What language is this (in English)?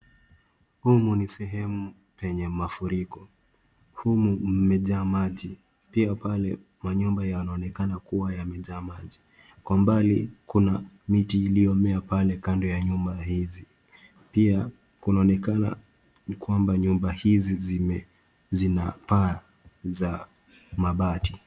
Swahili